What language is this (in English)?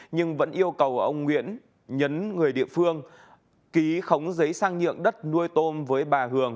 Vietnamese